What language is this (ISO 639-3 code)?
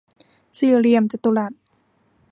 tha